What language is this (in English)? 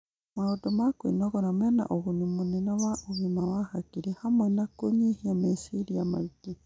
Kikuyu